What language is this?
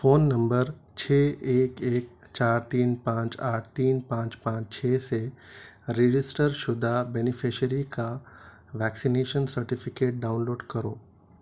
Urdu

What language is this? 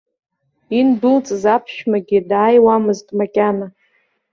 Abkhazian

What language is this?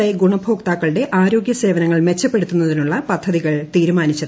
Malayalam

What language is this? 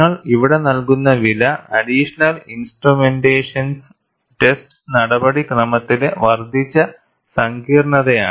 Malayalam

